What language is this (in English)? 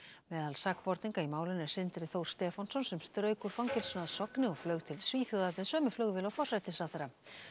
Icelandic